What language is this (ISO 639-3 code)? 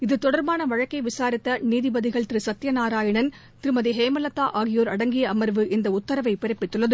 tam